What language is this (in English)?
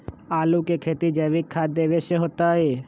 Magahi